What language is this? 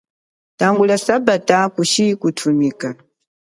Chokwe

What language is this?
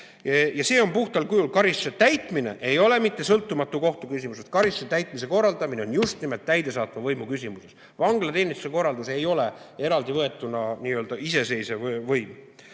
Estonian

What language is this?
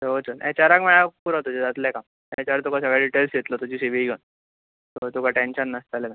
Konkani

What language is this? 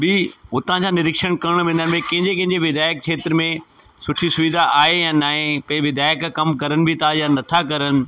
Sindhi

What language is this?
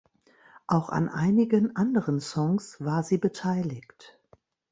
German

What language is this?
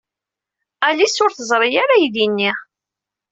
Kabyle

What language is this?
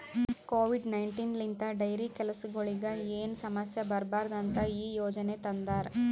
Kannada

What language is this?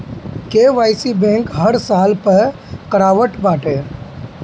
Bhojpuri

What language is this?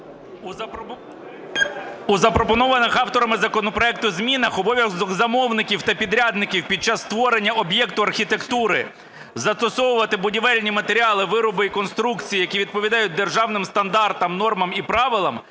Ukrainian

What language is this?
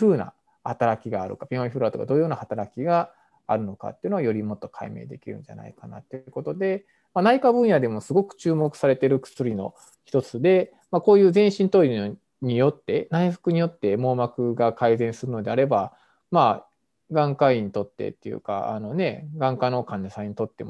Japanese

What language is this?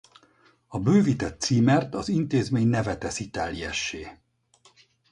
Hungarian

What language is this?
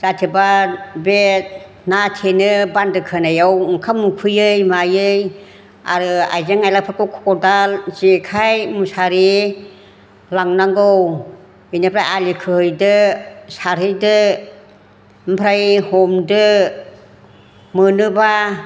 Bodo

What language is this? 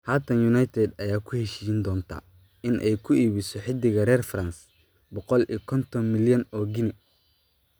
Somali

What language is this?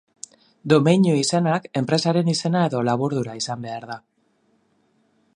Basque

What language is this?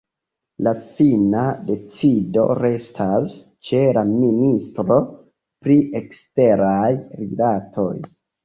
Esperanto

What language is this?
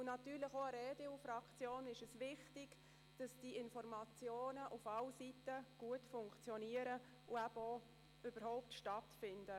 Swiss German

